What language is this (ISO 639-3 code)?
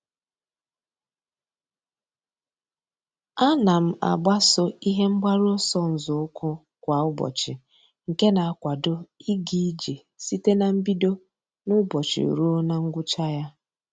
ibo